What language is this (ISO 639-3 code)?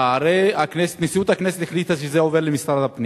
heb